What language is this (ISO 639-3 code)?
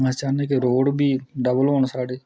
doi